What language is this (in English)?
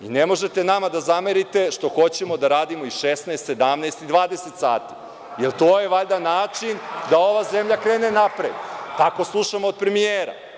Serbian